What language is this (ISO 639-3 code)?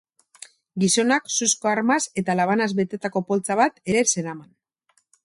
eus